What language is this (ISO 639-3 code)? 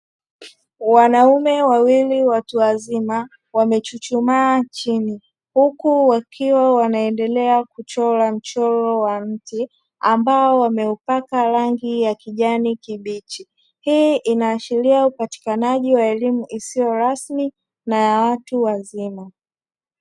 swa